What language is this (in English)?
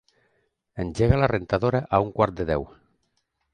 Catalan